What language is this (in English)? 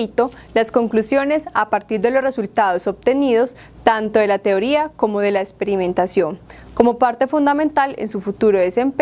Spanish